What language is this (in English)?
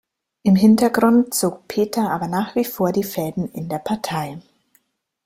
German